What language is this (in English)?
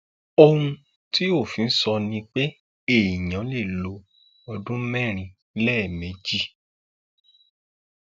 Yoruba